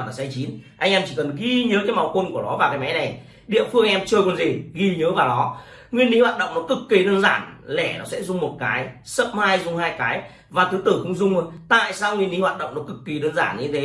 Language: Vietnamese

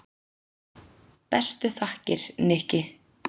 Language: Icelandic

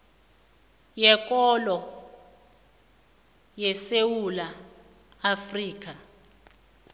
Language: South Ndebele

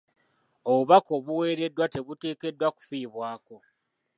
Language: Ganda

